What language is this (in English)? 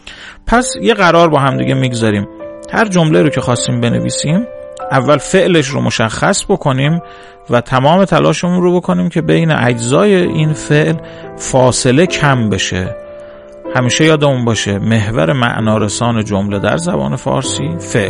Persian